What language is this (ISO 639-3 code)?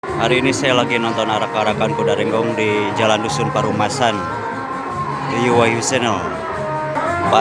ind